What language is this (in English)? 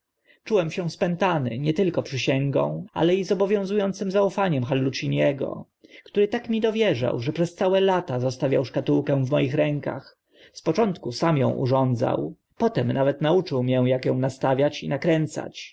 Polish